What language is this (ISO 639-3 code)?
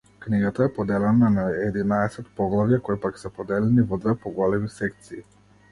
mkd